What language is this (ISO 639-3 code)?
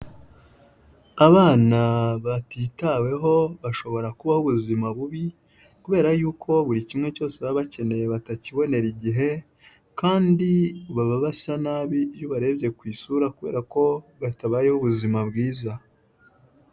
kin